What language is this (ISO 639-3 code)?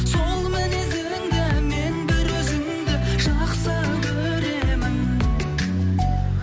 kaz